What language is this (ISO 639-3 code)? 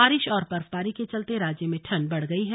hin